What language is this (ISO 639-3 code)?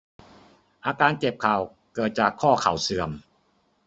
tha